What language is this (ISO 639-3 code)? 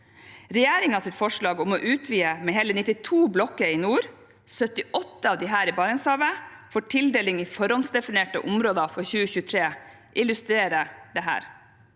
nor